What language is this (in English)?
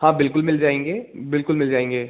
Hindi